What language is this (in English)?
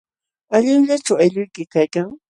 Jauja Wanca Quechua